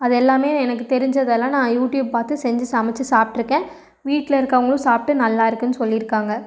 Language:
Tamil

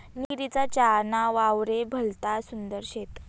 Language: Marathi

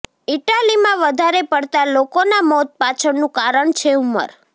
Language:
Gujarati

